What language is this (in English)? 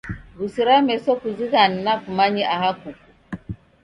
Taita